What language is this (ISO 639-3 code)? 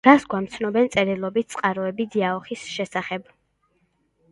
kat